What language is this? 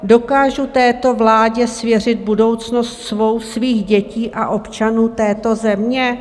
Czech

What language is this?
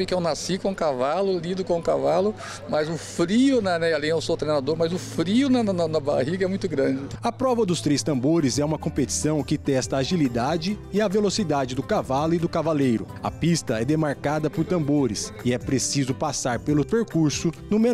Portuguese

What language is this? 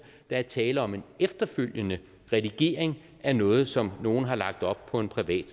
Danish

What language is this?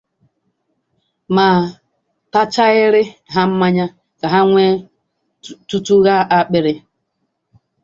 Igbo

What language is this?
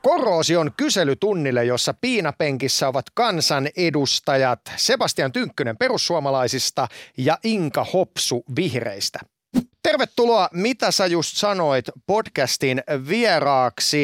Finnish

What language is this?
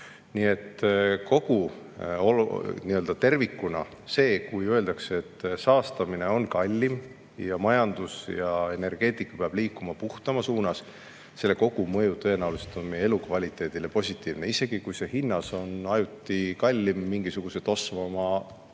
Estonian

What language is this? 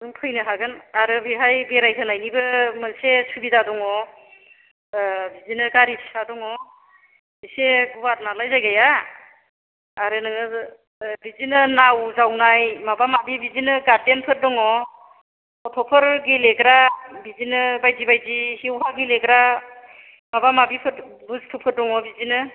Bodo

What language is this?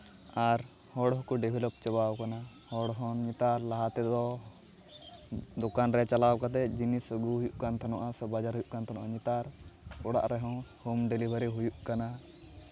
Santali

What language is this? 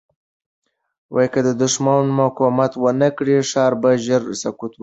Pashto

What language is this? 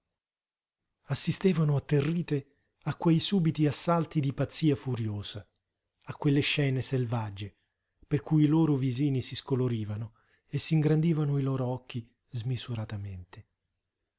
Italian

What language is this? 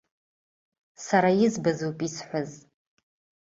Abkhazian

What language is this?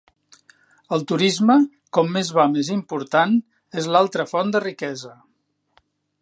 Catalan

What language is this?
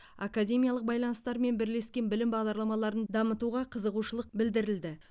Kazakh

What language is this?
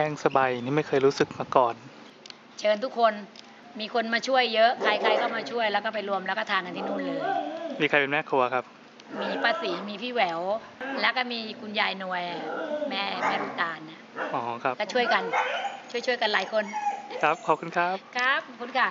Thai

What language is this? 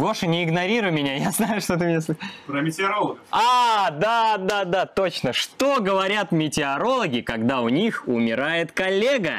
Russian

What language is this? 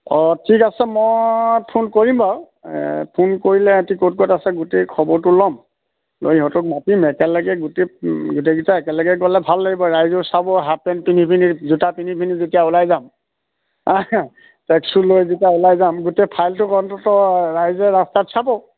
Assamese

